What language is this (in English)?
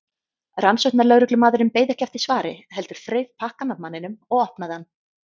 Icelandic